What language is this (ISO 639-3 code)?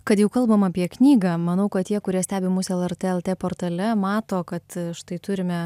lit